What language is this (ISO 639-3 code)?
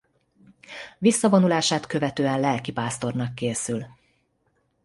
hun